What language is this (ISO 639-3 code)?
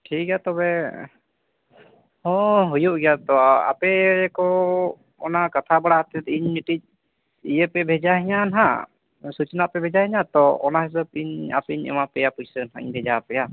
sat